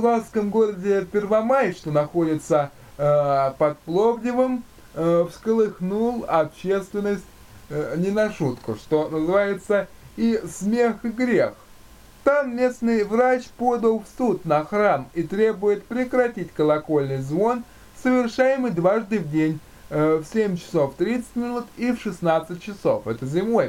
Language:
Russian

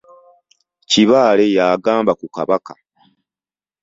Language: Ganda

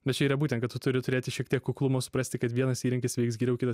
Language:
Lithuanian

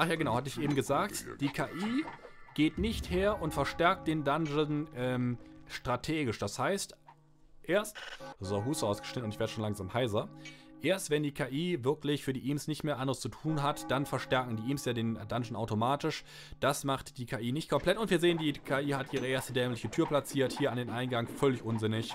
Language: German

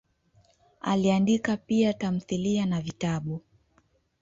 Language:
Swahili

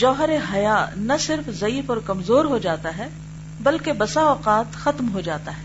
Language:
Urdu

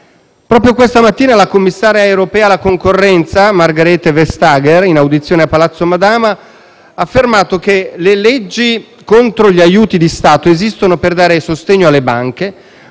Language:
Italian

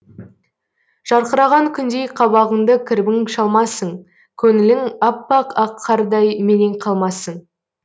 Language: Kazakh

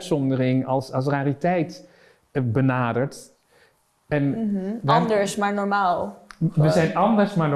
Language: Dutch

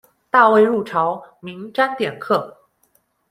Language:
Chinese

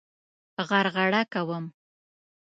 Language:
Pashto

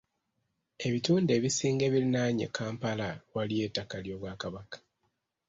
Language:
Ganda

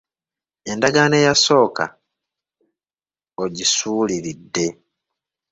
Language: Ganda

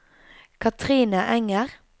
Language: Norwegian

